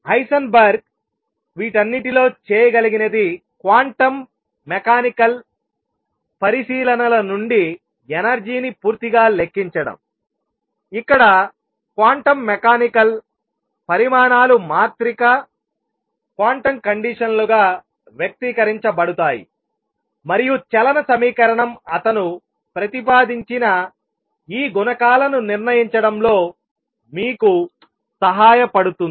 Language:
Telugu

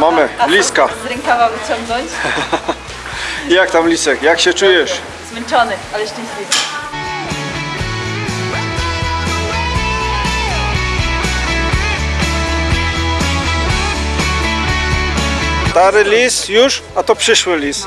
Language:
Polish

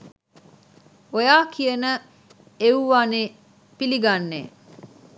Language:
Sinhala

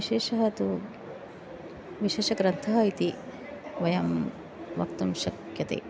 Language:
Sanskrit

